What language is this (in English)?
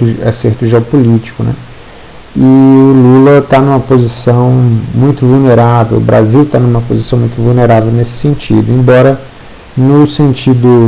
Portuguese